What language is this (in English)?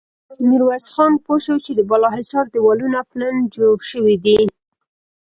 Pashto